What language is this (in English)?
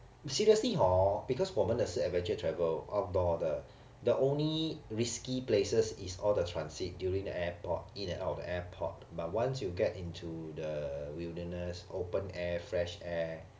English